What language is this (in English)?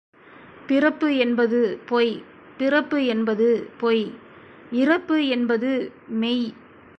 Tamil